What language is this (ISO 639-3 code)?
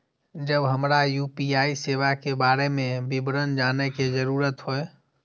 mai